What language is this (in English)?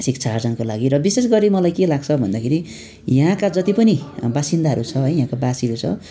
Nepali